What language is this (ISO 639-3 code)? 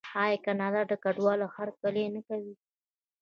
pus